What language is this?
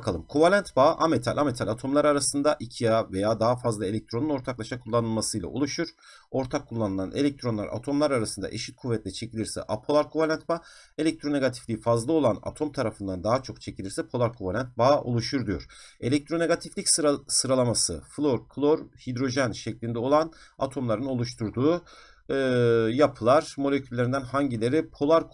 Turkish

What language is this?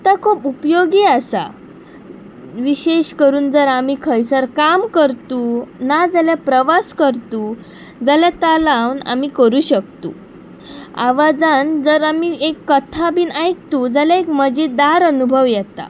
Konkani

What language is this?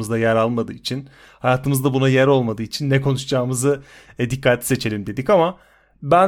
Turkish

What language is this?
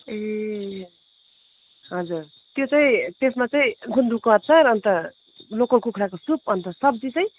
Nepali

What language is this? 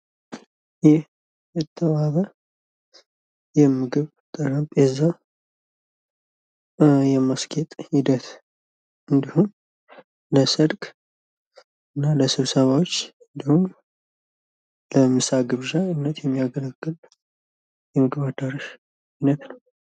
Amharic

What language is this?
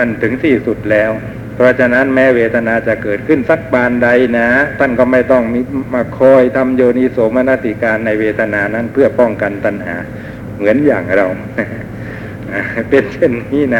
Thai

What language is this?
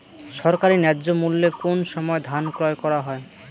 Bangla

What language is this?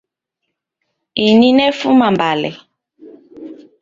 Taita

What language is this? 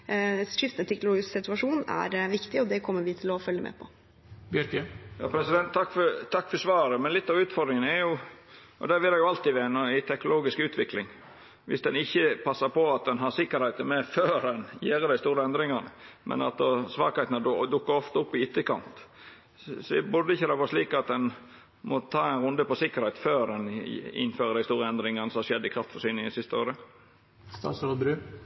Norwegian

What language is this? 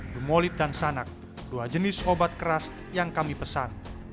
Indonesian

